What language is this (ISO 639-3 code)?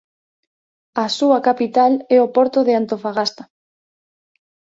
glg